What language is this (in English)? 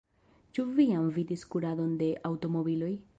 Esperanto